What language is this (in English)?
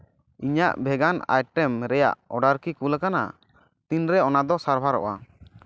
Santali